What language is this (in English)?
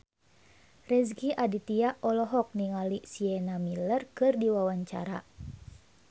Sundanese